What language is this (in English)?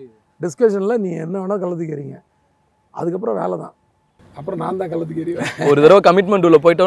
Tamil